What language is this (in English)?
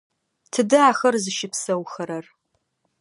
Adyghe